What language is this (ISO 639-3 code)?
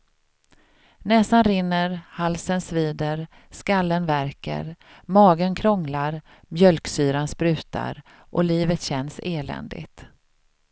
swe